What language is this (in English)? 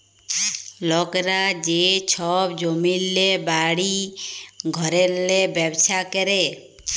Bangla